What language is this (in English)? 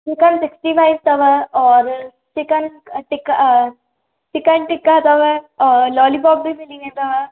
Sindhi